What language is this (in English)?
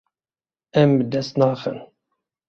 Kurdish